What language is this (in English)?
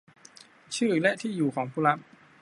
Thai